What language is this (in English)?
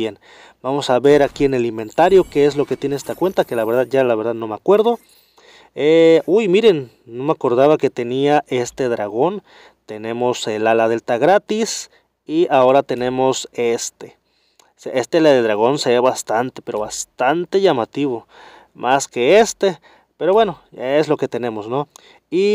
Spanish